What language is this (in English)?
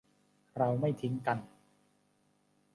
Thai